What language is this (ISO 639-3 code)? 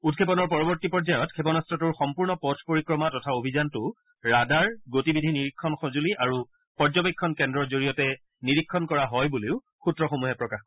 asm